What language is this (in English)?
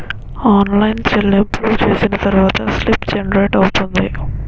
Telugu